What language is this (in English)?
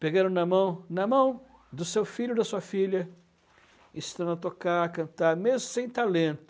Portuguese